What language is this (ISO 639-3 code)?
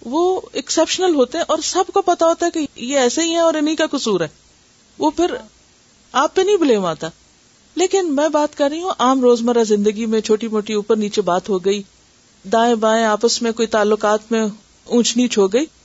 urd